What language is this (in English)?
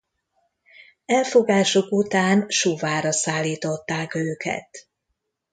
Hungarian